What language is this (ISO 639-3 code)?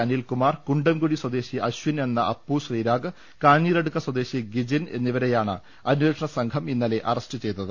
mal